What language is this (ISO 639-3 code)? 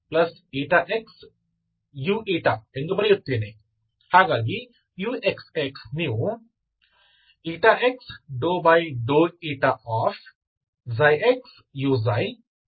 kan